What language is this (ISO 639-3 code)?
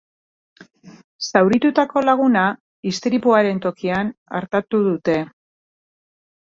eus